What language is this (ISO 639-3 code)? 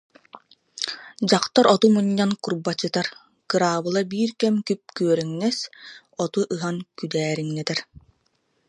sah